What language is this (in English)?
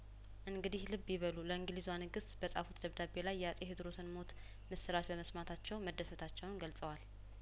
Amharic